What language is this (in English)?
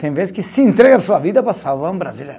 Portuguese